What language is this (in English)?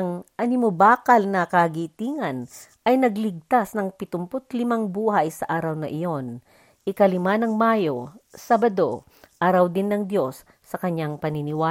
Filipino